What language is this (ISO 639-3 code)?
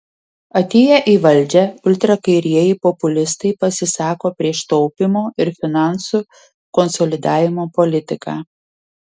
lit